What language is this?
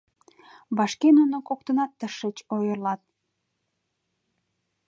Mari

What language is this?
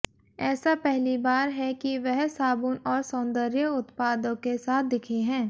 Hindi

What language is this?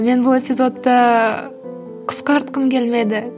Kazakh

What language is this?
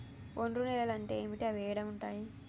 Telugu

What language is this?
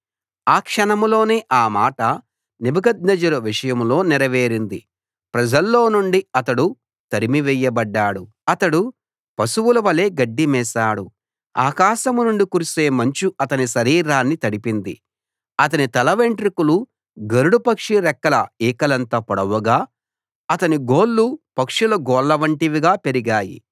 Telugu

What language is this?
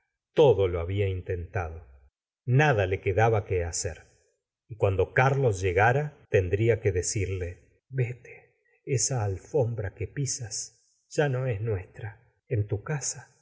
Spanish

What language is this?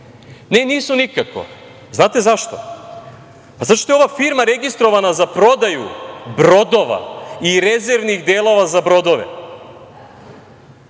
Serbian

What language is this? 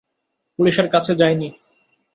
Bangla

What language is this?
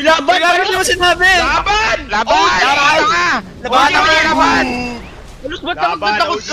Filipino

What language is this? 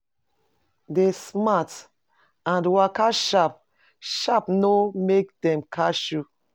Nigerian Pidgin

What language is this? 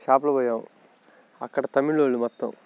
Telugu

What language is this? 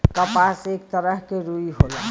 Bhojpuri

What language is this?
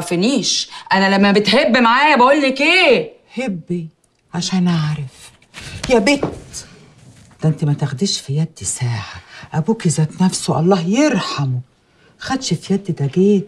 Arabic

